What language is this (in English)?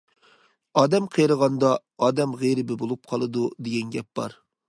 Uyghur